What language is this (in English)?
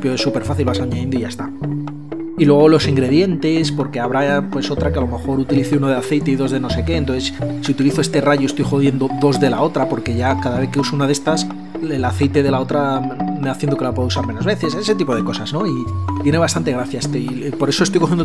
Spanish